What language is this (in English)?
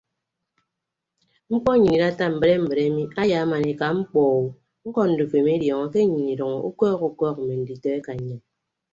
Ibibio